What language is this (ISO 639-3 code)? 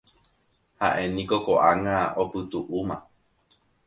grn